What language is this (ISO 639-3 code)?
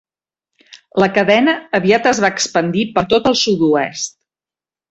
cat